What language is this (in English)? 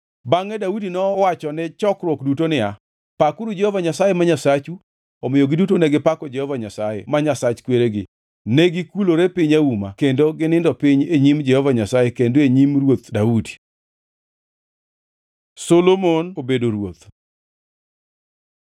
Luo (Kenya and Tanzania)